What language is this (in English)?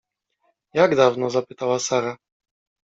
Polish